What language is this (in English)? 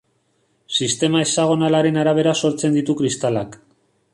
Basque